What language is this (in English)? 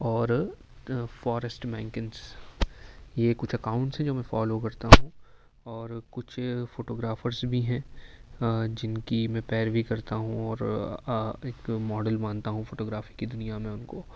Urdu